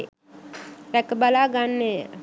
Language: Sinhala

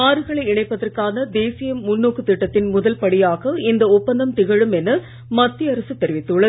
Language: Tamil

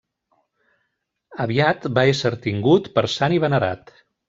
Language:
Catalan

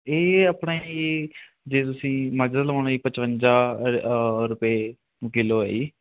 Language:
Punjabi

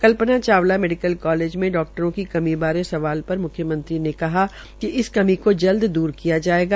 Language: Hindi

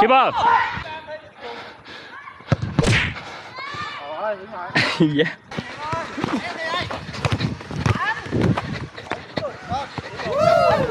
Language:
Vietnamese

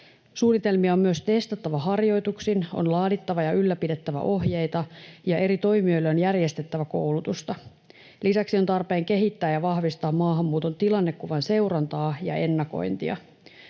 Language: Finnish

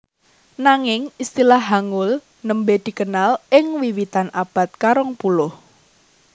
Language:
Javanese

